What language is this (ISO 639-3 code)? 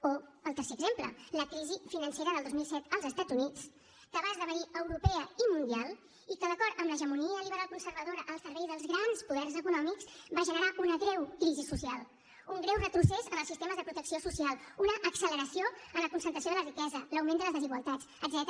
cat